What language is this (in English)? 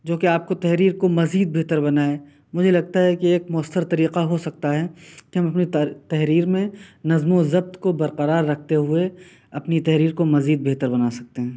Urdu